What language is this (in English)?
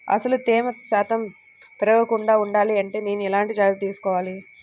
Telugu